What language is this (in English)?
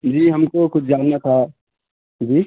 Urdu